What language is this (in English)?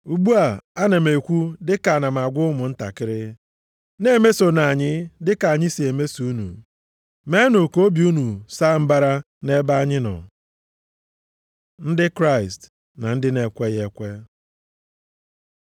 Igbo